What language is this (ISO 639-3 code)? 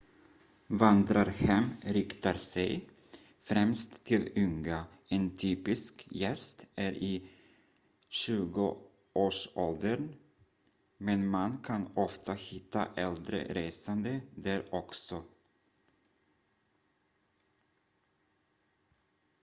swe